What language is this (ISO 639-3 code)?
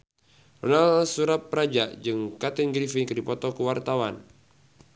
sun